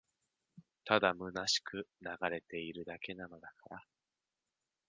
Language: Japanese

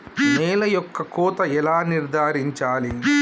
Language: Telugu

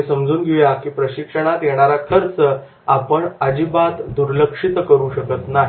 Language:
Marathi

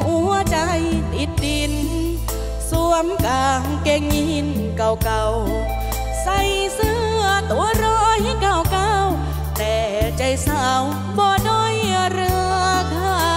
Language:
Thai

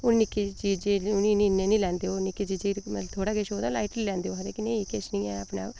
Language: Dogri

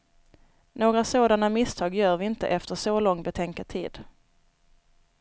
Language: Swedish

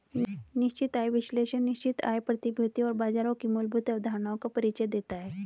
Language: Hindi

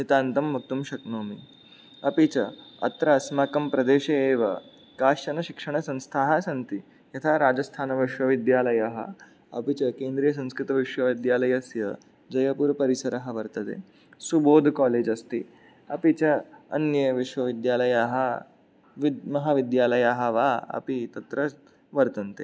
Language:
Sanskrit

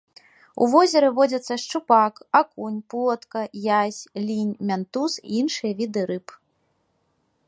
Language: Belarusian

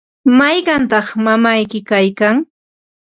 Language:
Ambo-Pasco Quechua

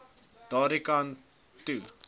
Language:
Afrikaans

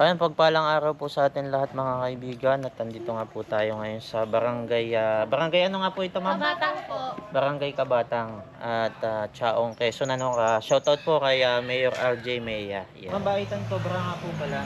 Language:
Filipino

